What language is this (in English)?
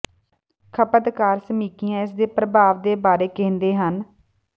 Punjabi